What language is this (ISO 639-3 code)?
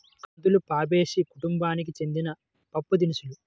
tel